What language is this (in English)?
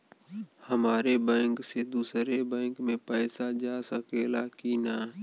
Bhojpuri